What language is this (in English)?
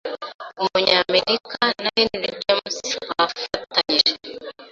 Kinyarwanda